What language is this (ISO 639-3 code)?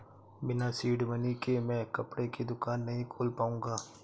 hin